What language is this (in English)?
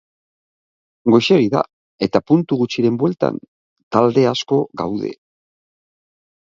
Basque